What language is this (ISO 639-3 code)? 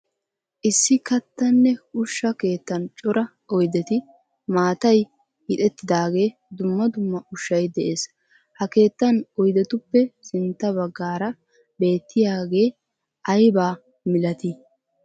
wal